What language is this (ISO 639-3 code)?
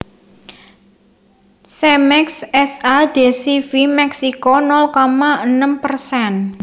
jav